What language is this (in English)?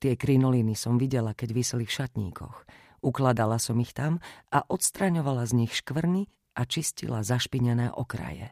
Slovak